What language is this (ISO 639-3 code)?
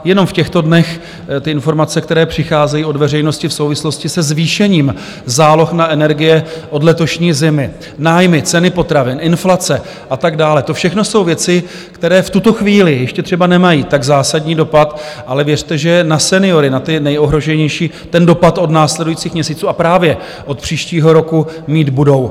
ces